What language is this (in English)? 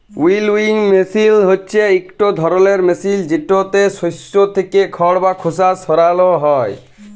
Bangla